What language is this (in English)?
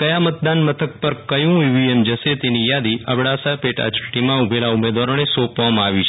Gujarati